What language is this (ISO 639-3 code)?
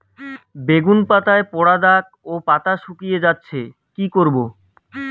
ben